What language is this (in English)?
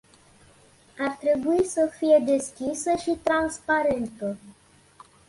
Romanian